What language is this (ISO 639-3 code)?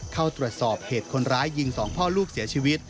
tha